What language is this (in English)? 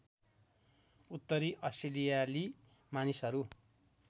Nepali